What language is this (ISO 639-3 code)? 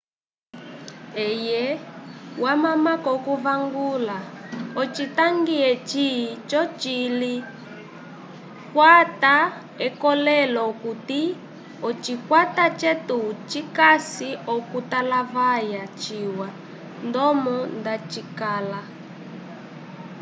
umb